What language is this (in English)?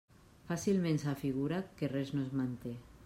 Catalan